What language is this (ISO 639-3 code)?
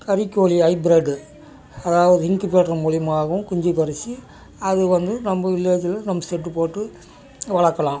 tam